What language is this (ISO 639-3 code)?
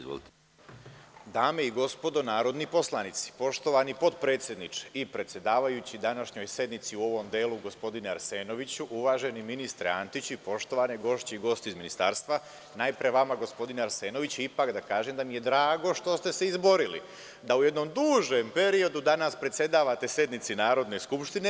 srp